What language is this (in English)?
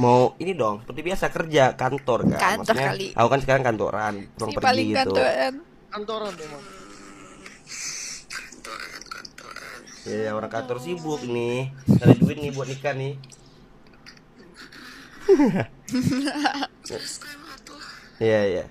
Indonesian